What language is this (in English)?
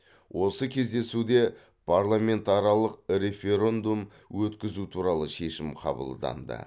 Kazakh